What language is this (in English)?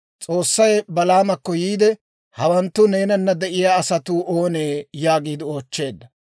Dawro